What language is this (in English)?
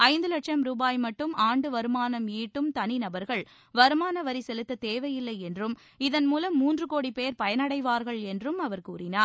Tamil